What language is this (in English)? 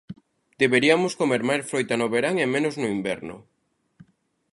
Galician